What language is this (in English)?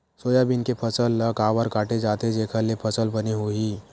Chhattisgarhi